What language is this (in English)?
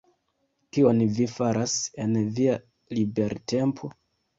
Esperanto